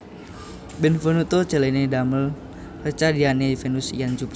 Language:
Javanese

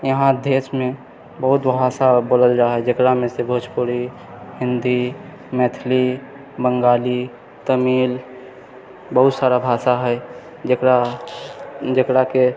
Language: Maithili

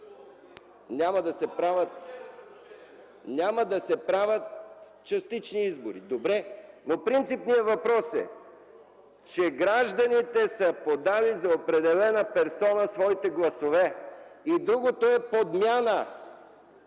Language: Bulgarian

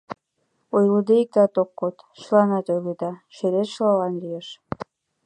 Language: Mari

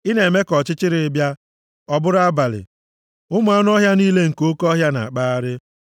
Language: Igbo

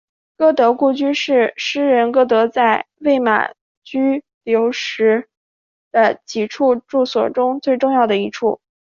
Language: Chinese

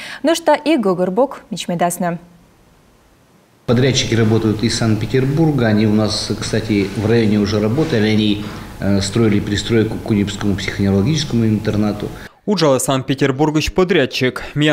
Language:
Russian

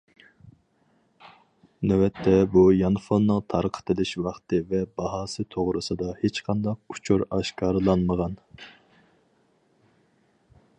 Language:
Uyghur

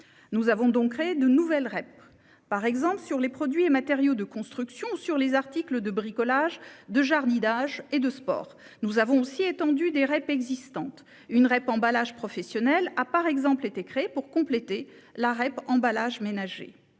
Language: French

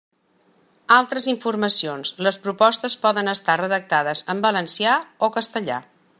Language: Catalan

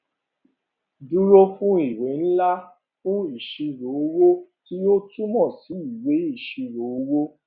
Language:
Yoruba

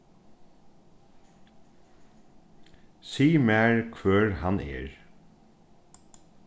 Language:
Faroese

